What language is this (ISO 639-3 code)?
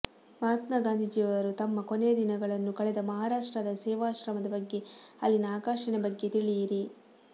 kan